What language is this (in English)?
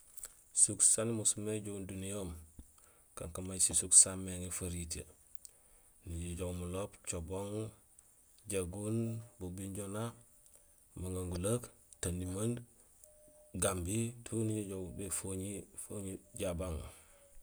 Gusilay